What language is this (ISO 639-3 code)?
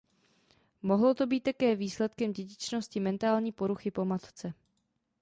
ces